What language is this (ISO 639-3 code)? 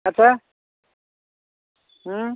ori